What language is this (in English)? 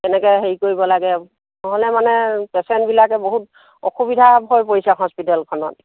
Assamese